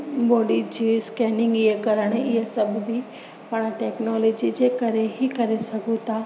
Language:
Sindhi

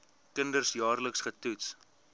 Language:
Afrikaans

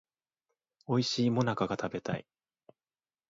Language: Japanese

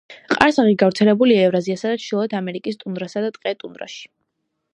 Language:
Georgian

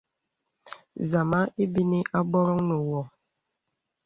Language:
Bebele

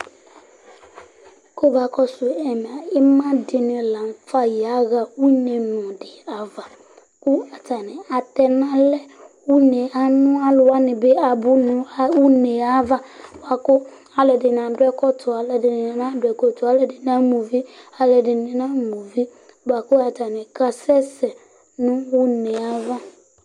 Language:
Ikposo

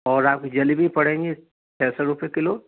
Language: Hindi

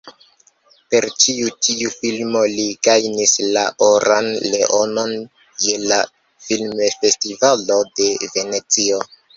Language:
Esperanto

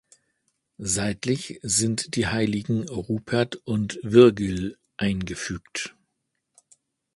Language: German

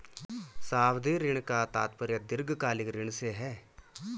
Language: Hindi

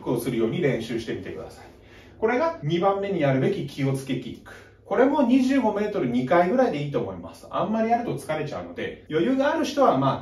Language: Japanese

